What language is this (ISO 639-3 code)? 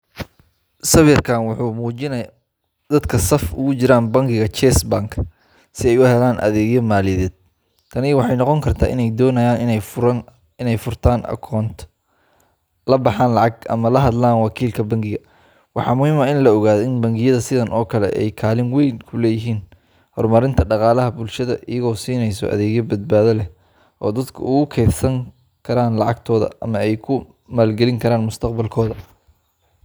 som